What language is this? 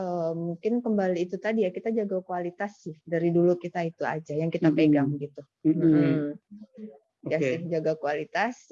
Indonesian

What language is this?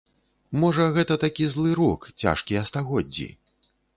Belarusian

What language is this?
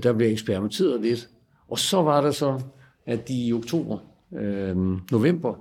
Danish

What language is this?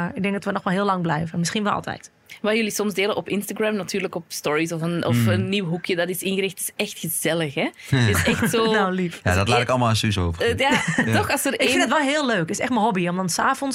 Dutch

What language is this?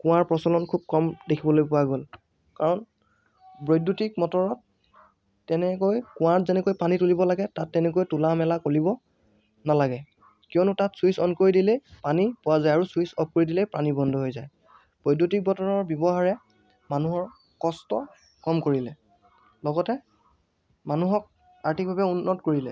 Assamese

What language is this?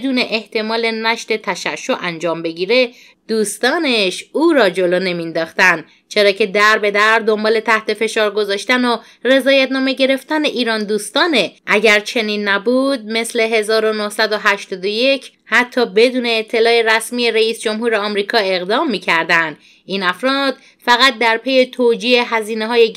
Persian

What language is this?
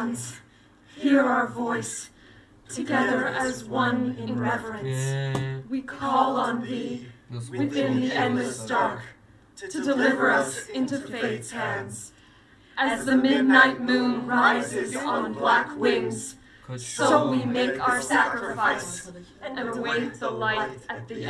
Turkish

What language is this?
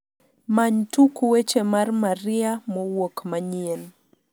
Luo (Kenya and Tanzania)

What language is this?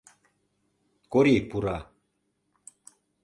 Mari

